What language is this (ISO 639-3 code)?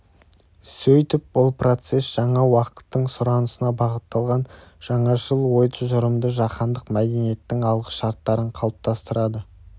kaz